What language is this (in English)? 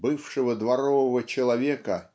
Russian